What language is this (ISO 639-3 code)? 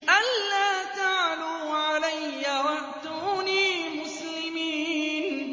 ara